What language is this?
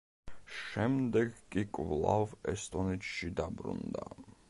Georgian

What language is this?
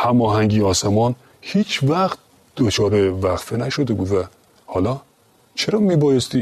Persian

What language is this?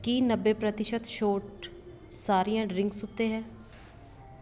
Punjabi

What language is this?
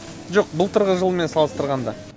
Kazakh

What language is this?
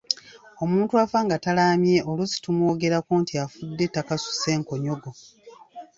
Ganda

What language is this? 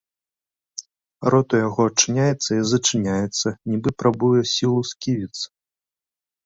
Belarusian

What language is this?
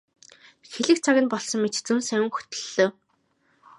Mongolian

